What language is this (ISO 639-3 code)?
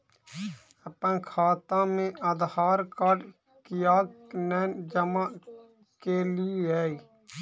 mai